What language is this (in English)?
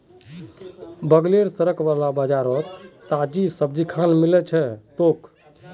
Magahi